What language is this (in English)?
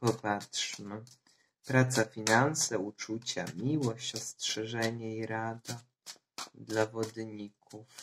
Polish